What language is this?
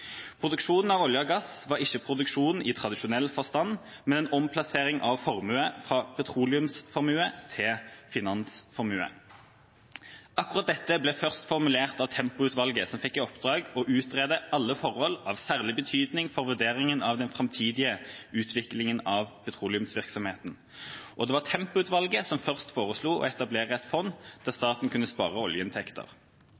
Norwegian Bokmål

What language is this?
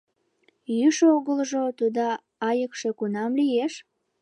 Mari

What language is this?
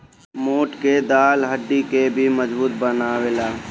Bhojpuri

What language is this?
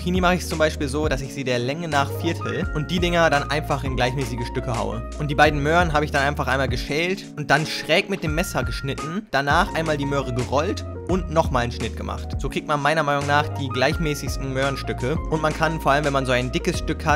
German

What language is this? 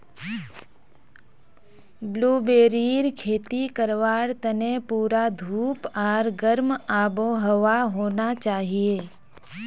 Magahi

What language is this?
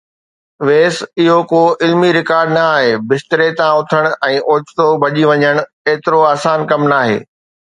Sindhi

